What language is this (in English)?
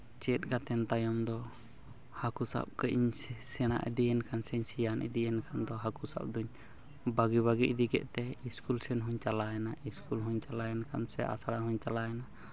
Santali